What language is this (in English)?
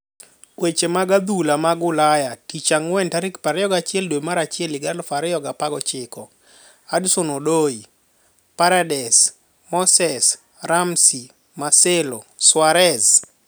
Luo (Kenya and Tanzania)